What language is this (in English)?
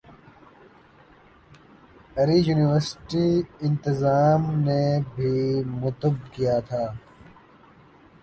Urdu